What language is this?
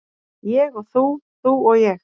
Icelandic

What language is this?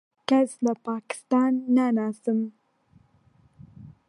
Central Kurdish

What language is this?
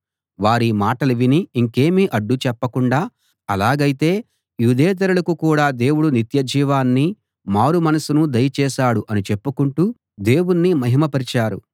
Telugu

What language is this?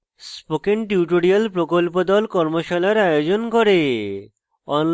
Bangla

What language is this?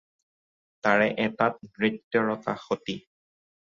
Assamese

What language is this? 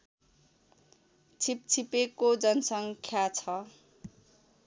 Nepali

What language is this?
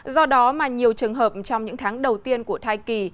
Vietnamese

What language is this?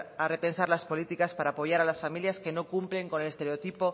Spanish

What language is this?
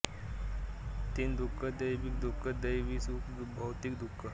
Marathi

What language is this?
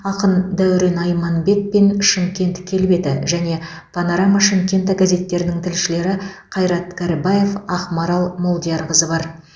Kazakh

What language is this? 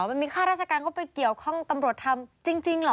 Thai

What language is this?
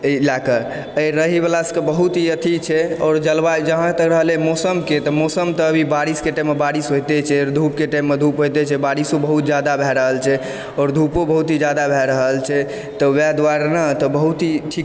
Maithili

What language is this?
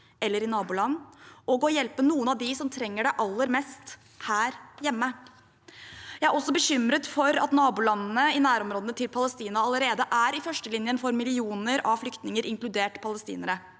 Norwegian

